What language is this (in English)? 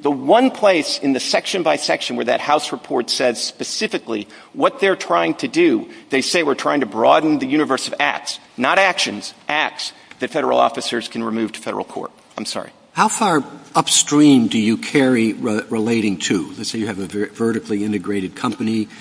English